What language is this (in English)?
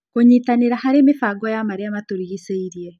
Kikuyu